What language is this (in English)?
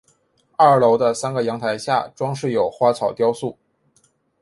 Chinese